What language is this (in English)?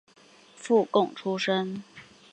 Chinese